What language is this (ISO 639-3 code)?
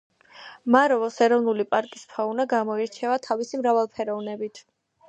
kat